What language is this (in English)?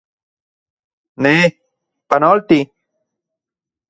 Central Puebla Nahuatl